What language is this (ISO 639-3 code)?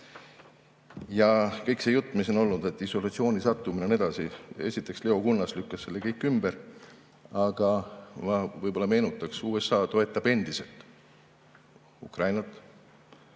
est